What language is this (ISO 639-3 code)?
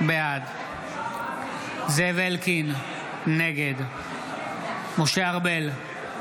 heb